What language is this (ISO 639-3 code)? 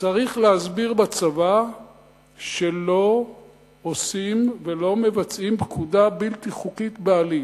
heb